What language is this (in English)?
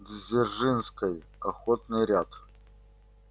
Russian